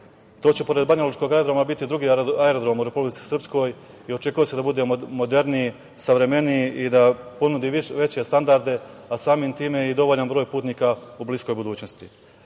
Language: Serbian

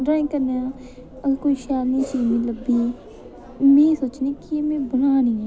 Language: Dogri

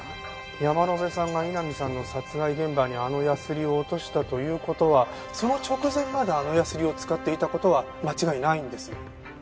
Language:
Japanese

